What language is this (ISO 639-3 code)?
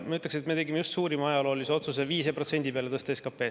est